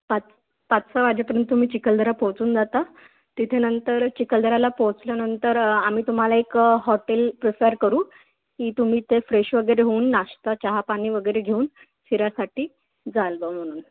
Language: Marathi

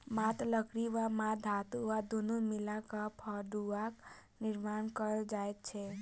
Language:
Maithili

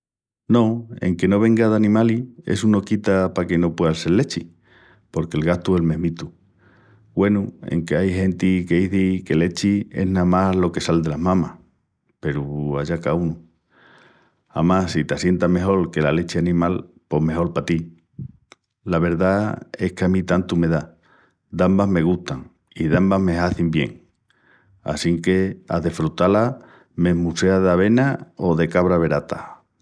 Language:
Extremaduran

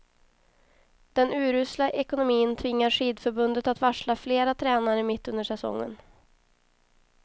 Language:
Swedish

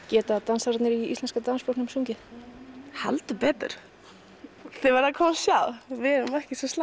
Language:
Icelandic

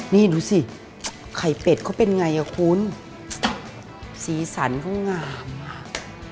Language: Thai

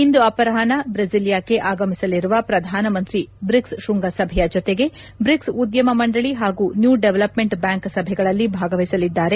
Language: Kannada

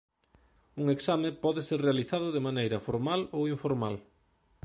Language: Galician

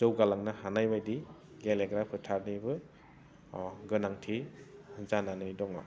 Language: Bodo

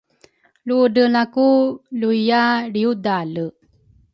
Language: Rukai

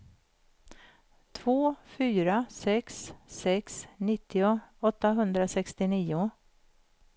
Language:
Swedish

